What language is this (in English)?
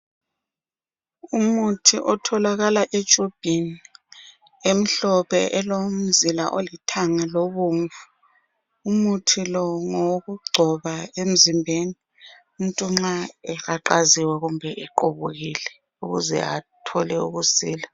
North Ndebele